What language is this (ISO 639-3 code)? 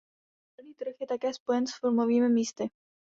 ces